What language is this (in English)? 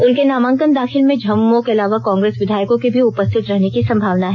Hindi